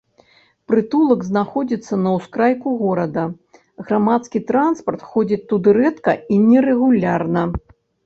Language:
Belarusian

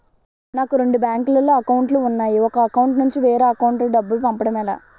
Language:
Telugu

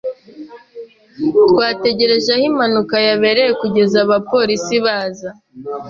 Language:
Kinyarwanda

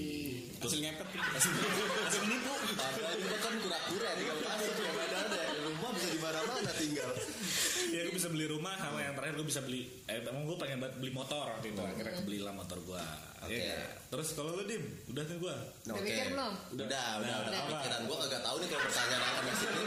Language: Indonesian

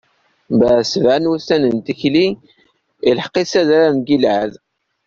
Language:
Kabyle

